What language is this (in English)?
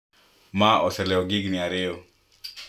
Luo (Kenya and Tanzania)